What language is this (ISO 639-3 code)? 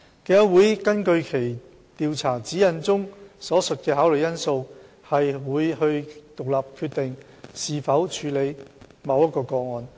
yue